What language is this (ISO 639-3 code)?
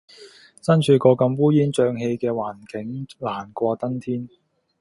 yue